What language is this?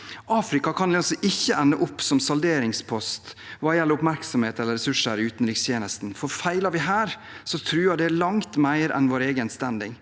Norwegian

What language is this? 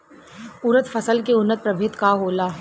Bhojpuri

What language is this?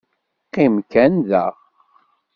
Kabyle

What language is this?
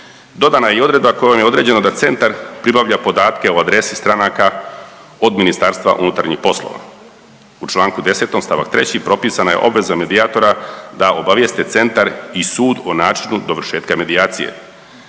Croatian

